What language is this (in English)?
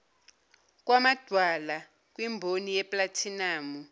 Zulu